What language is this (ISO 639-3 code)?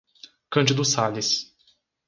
por